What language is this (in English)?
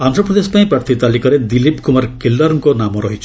Odia